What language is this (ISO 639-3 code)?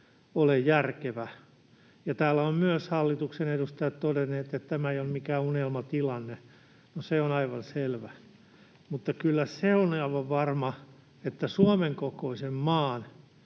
fin